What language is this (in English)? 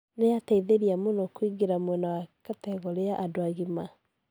Kikuyu